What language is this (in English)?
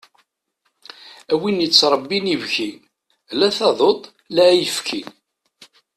Kabyle